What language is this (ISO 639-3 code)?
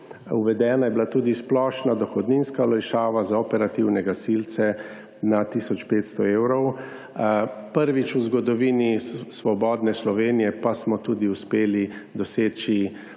slv